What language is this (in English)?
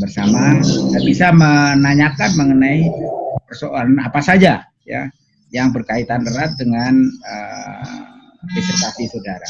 Indonesian